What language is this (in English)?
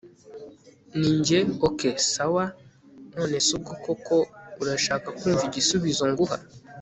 Kinyarwanda